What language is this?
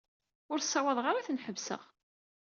Kabyle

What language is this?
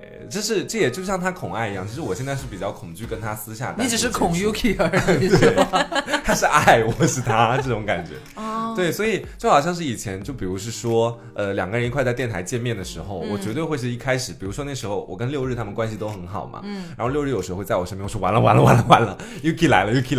Chinese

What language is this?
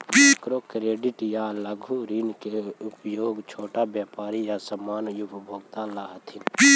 Magahi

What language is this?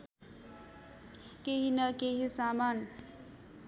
Nepali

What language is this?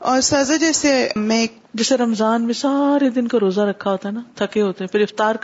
Urdu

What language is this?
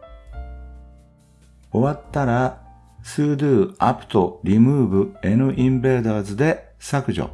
Japanese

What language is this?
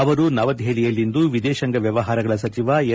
Kannada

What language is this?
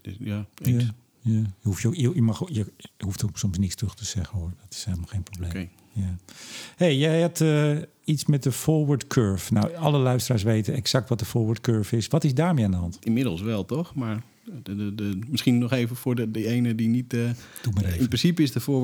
Dutch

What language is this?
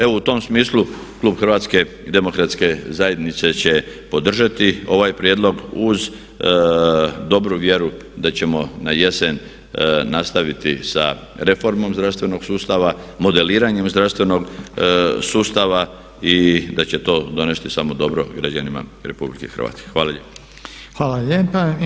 Croatian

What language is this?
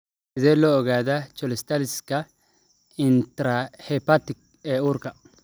Somali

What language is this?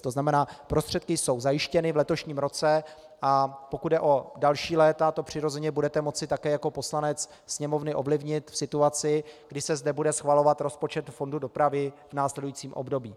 Czech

